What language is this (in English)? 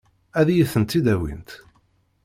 Kabyle